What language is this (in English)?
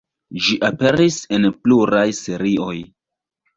Esperanto